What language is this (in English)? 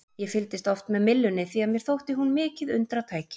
Icelandic